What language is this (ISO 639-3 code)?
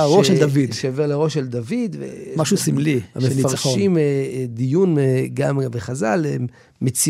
heb